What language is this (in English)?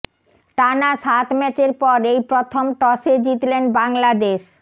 Bangla